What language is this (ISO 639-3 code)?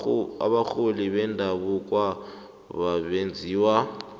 nbl